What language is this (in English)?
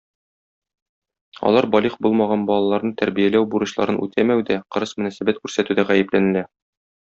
Tatar